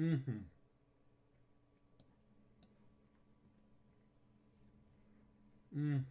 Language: Polish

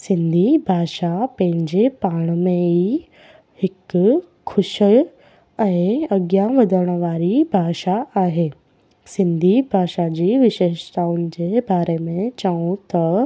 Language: Sindhi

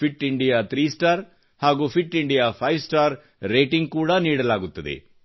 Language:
Kannada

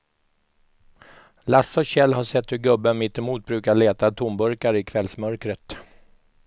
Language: Swedish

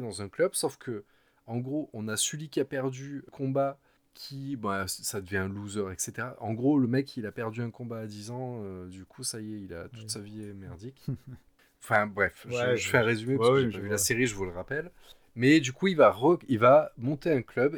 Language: French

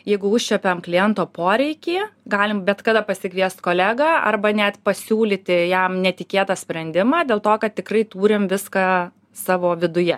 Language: Lithuanian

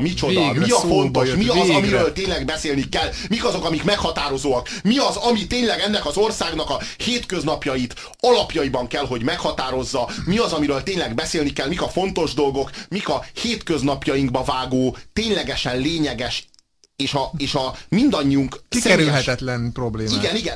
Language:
Hungarian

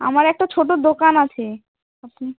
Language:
Bangla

